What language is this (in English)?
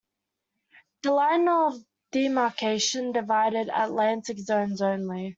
English